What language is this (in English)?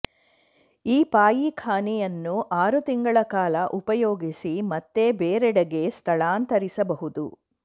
Kannada